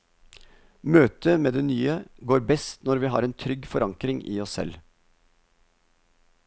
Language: Norwegian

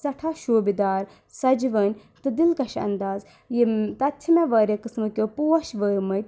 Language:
Kashmiri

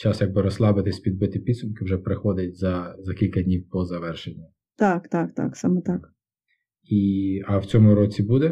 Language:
Ukrainian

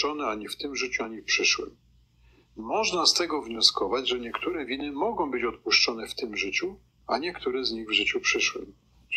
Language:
Polish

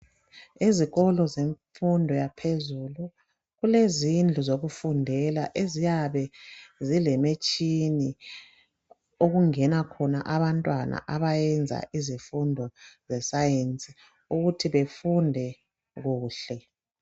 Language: North Ndebele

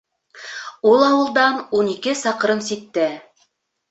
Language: Bashkir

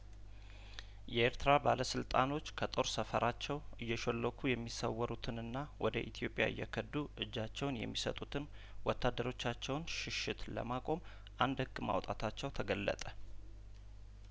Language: Amharic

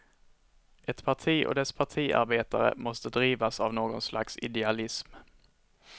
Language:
Swedish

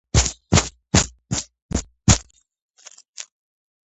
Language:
Georgian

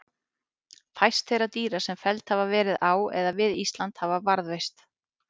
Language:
Icelandic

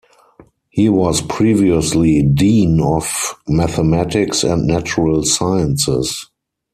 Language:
English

